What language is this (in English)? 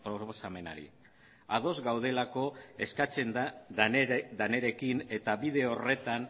Basque